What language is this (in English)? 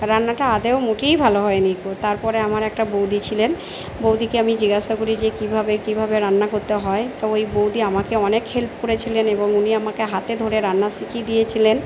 Bangla